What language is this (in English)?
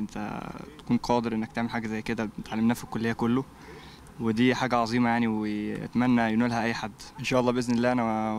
Arabic